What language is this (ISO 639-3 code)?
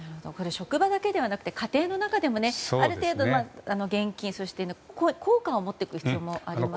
jpn